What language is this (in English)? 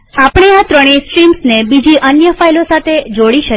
Gujarati